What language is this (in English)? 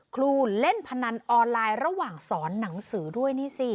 Thai